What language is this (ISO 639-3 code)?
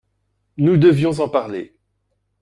fra